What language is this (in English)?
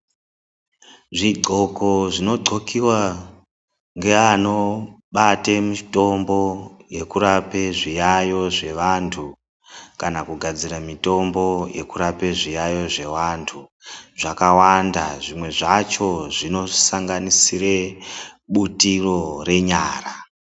Ndau